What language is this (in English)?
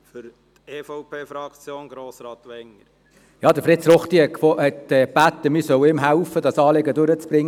Swiss German